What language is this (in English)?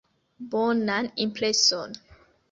Esperanto